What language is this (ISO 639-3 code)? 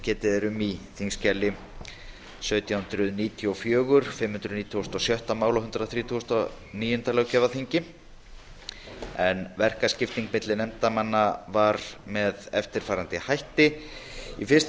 isl